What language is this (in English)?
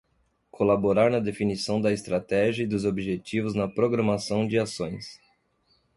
Portuguese